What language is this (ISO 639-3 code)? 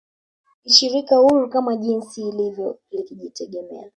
swa